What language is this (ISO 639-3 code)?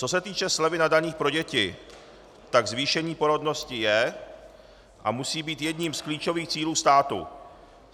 ces